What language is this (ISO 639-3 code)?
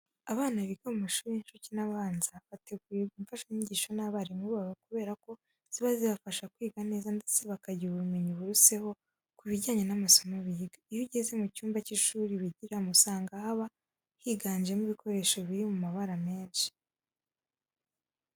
kin